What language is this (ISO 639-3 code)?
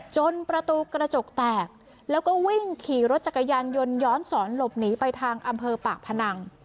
tha